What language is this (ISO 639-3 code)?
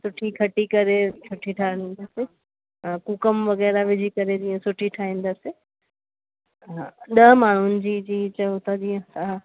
snd